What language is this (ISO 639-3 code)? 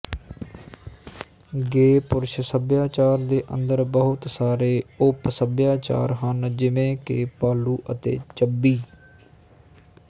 pan